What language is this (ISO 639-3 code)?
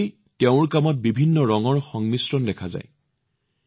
asm